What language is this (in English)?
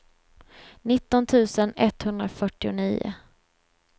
Swedish